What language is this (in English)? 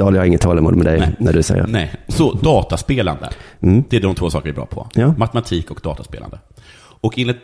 Swedish